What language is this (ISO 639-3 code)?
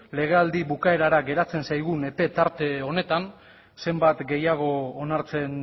eus